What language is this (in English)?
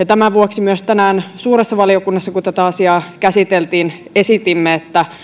Finnish